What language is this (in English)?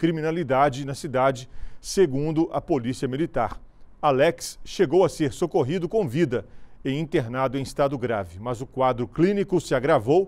Portuguese